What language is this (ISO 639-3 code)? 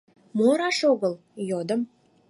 chm